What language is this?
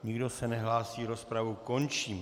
Czech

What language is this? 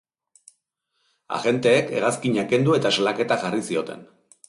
Basque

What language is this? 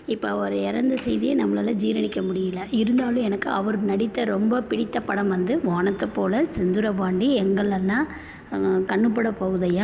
Tamil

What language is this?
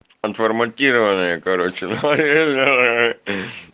Russian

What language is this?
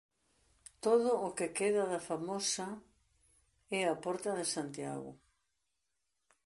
Galician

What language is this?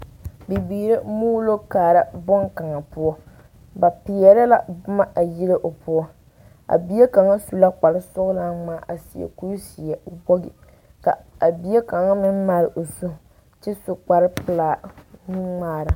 Southern Dagaare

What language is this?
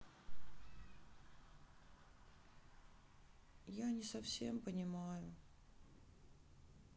Russian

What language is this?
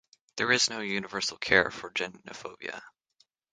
English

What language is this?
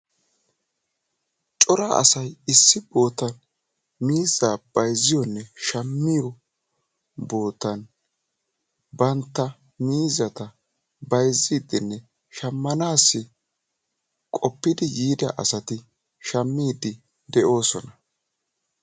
Wolaytta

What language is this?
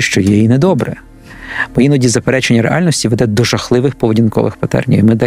Ukrainian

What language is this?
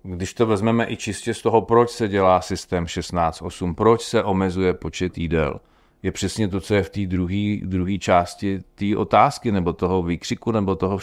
Czech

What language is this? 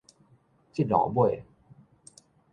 Min Nan Chinese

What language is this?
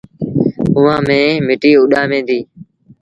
Sindhi Bhil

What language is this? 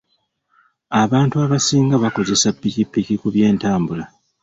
Ganda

